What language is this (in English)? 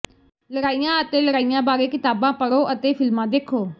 Punjabi